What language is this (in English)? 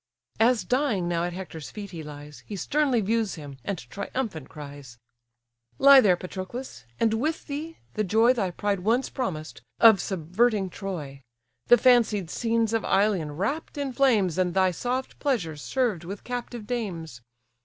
English